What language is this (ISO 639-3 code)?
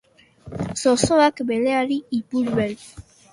eus